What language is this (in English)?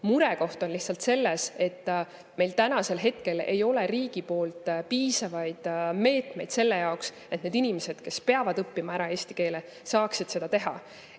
Estonian